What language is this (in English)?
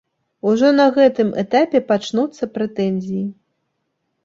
Belarusian